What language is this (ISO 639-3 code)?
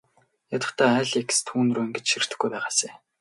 mon